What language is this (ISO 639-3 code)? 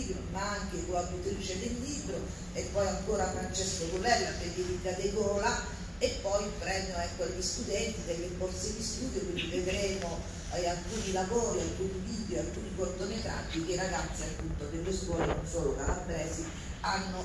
ita